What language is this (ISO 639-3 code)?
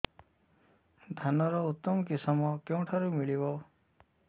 ori